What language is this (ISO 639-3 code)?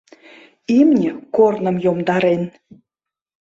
chm